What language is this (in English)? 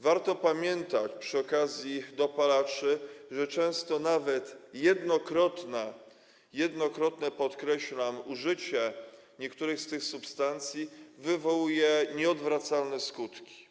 Polish